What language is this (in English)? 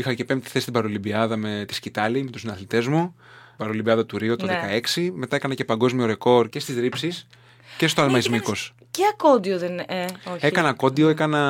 Greek